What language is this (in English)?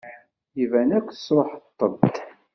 Kabyle